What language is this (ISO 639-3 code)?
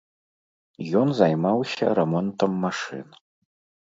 bel